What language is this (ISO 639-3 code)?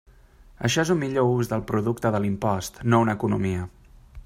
cat